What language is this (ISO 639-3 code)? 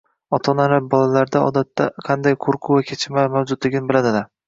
uzb